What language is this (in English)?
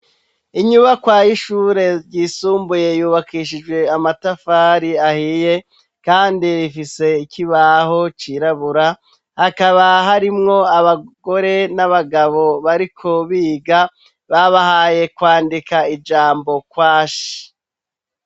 Rundi